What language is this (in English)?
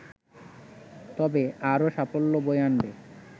Bangla